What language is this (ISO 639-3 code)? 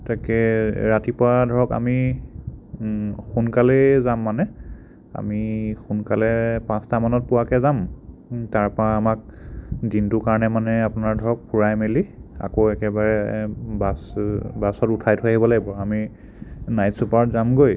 asm